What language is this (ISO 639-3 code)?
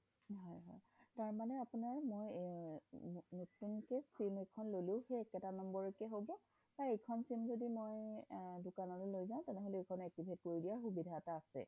asm